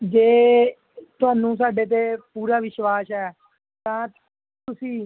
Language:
Punjabi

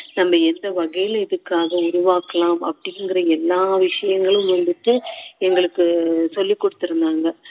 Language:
Tamil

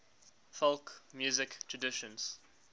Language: English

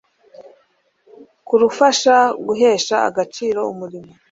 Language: Kinyarwanda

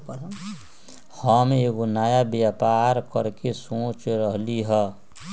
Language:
Magahi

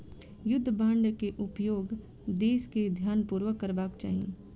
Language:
Maithili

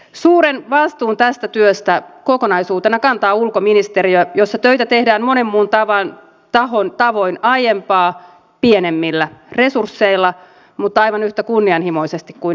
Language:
Finnish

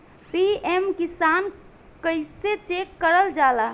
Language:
Bhojpuri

